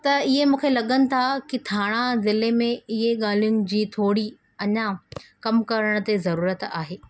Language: Sindhi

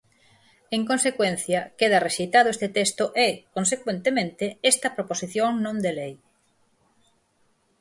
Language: Galician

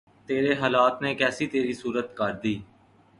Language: Urdu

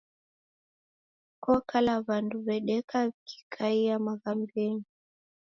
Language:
Taita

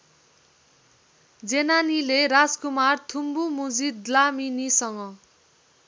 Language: Nepali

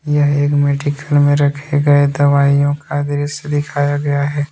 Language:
Hindi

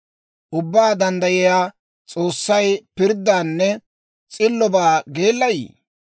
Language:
Dawro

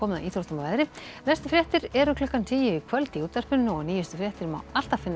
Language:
Icelandic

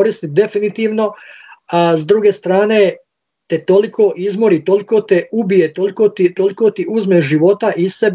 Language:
Croatian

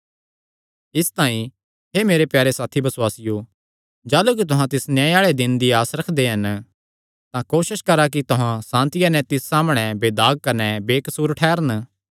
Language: Kangri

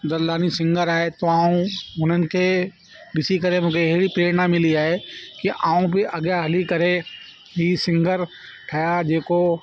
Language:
Sindhi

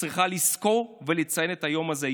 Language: Hebrew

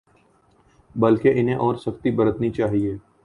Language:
Urdu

